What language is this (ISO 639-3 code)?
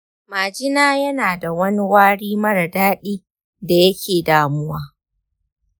hau